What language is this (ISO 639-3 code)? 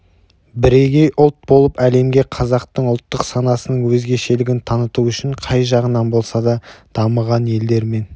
kaz